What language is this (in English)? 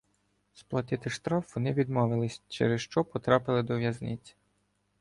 Ukrainian